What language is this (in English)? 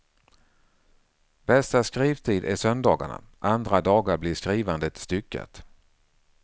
Swedish